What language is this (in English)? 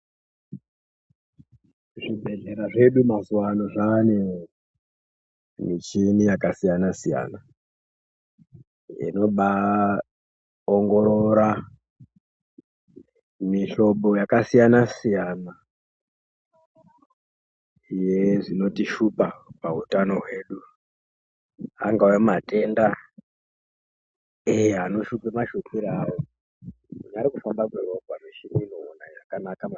Ndau